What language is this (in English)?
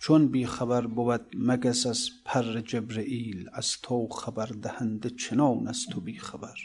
Persian